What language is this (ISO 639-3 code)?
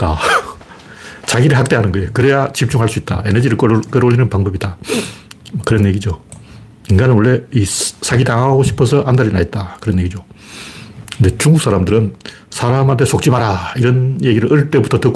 kor